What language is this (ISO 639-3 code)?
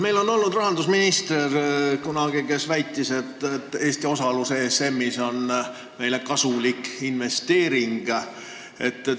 est